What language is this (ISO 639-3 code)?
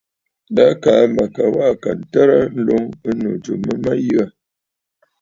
bfd